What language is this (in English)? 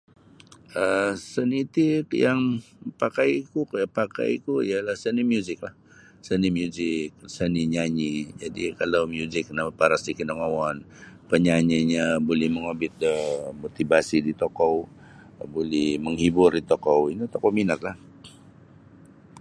Sabah Bisaya